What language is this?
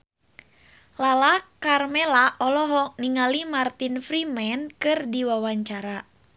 Sundanese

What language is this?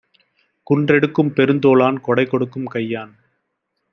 Tamil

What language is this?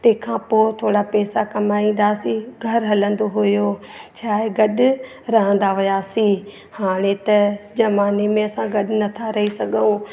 Sindhi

